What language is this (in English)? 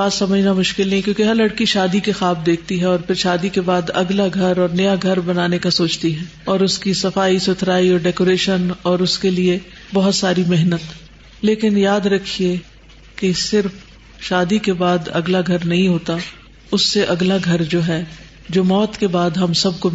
Urdu